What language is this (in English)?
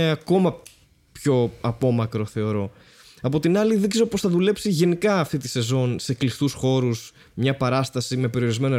Greek